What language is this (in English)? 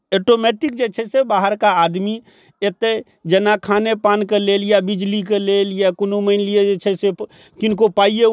Maithili